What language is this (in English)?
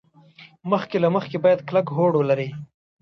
Pashto